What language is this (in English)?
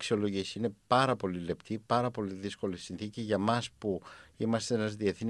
Greek